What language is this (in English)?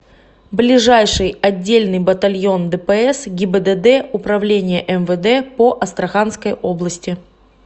Russian